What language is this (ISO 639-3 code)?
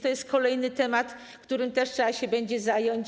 pol